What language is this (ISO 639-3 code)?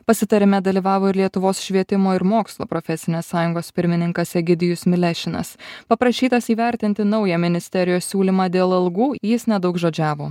lit